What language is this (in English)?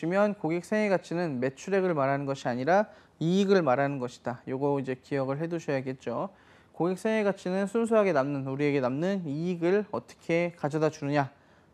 Korean